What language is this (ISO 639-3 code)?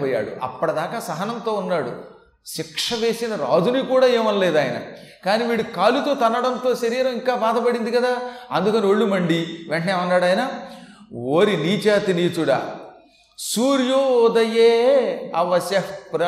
tel